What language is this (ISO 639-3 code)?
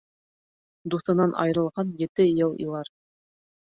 bak